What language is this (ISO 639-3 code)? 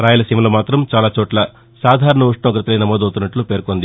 tel